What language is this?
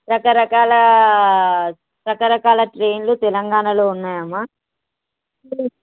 Telugu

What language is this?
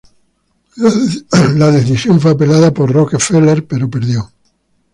Spanish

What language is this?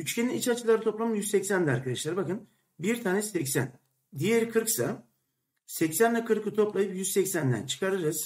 Turkish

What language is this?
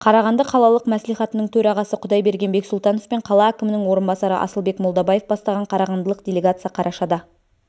Kazakh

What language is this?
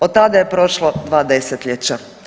Croatian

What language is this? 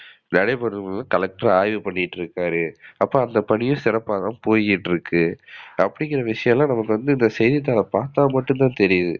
Tamil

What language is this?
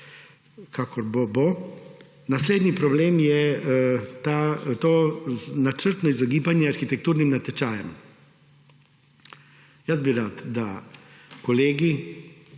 Slovenian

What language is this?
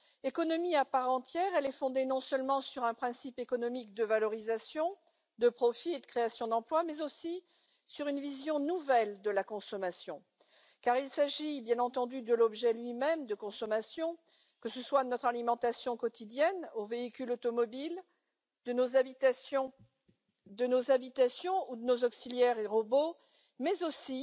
French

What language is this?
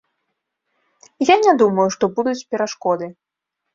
Belarusian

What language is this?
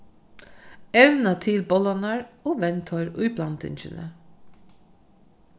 Faroese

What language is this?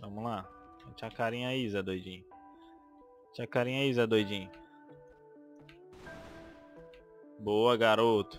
Portuguese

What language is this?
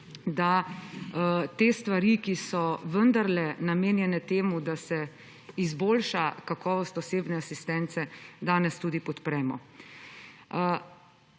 Slovenian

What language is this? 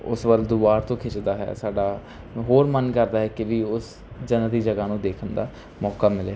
Punjabi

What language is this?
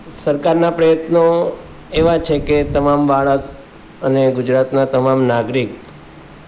Gujarati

